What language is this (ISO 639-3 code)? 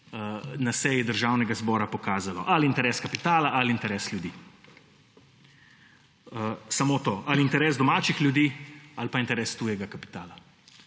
slv